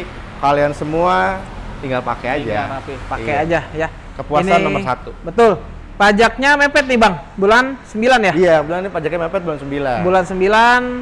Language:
Indonesian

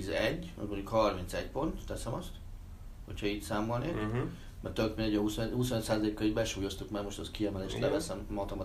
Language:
Hungarian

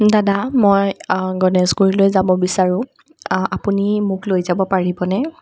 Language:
Assamese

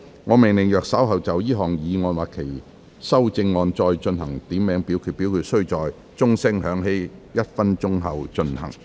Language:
Cantonese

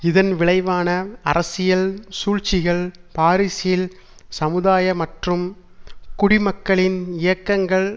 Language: Tamil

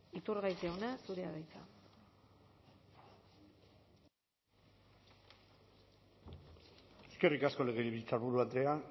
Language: Basque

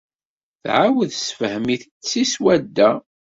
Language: Kabyle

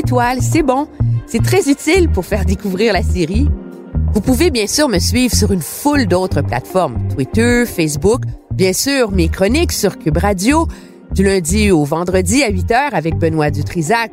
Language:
French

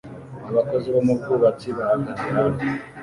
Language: Kinyarwanda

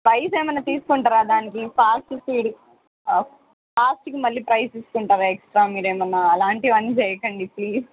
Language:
Telugu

